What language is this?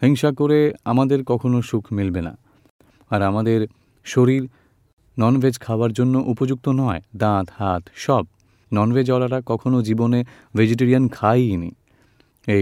Gujarati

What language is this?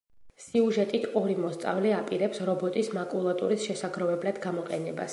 Georgian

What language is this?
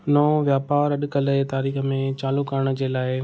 Sindhi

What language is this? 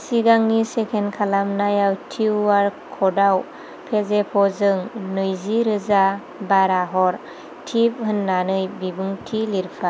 Bodo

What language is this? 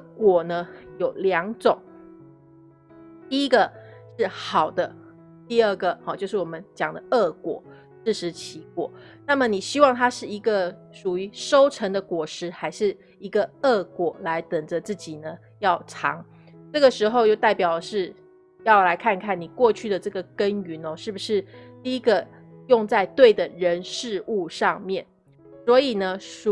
Chinese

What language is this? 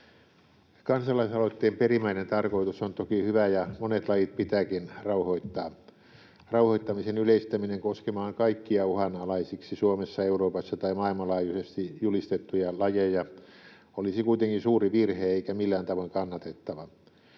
Finnish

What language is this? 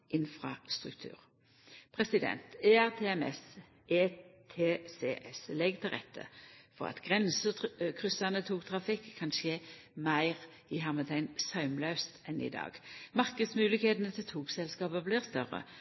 Norwegian Nynorsk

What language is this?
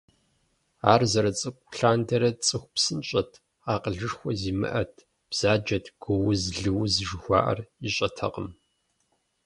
Kabardian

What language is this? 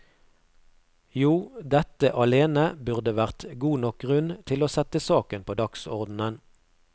Norwegian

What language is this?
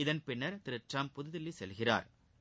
Tamil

